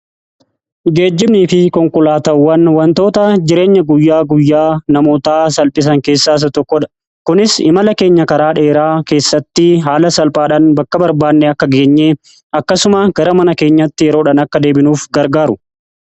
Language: Oromo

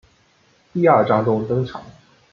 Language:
Chinese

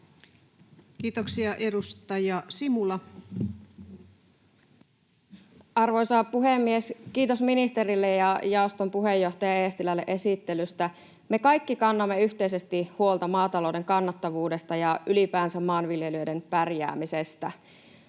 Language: Finnish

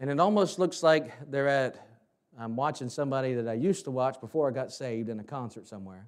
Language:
English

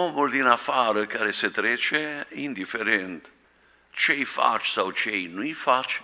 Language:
Romanian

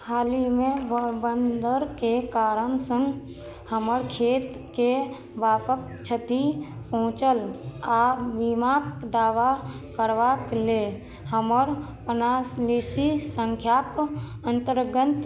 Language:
Maithili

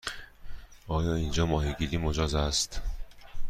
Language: Persian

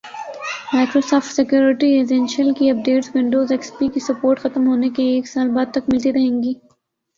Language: Urdu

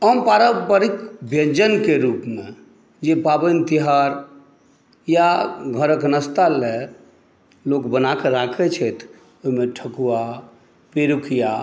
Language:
Maithili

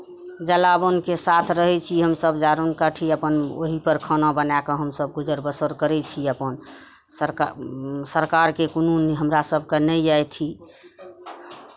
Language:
Maithili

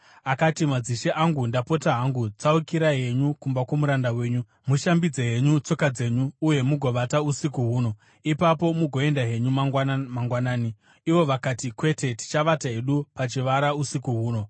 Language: Shona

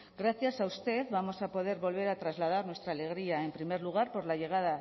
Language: Spanish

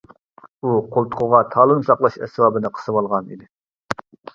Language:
Uyghur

